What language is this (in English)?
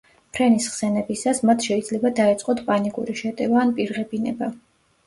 Georgian